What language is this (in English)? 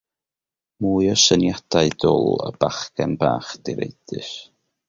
Welsh